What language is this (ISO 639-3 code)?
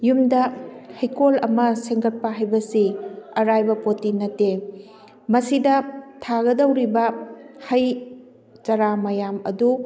mni